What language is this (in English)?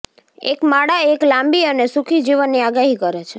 Gujarati